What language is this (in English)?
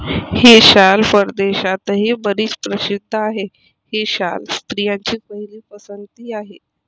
Marathi